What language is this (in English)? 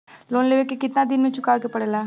Bhojpuri